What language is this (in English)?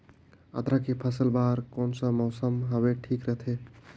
Chhattisgarhi